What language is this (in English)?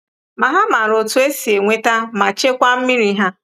Igbo